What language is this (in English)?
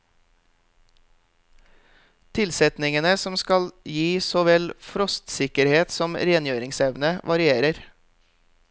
Norwegian